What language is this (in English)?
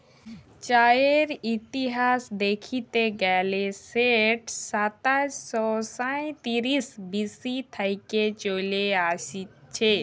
Bangla